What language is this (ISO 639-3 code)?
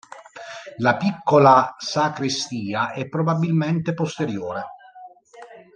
ita